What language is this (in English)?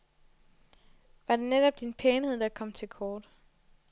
Danish